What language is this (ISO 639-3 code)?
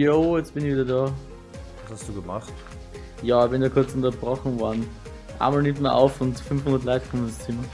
deu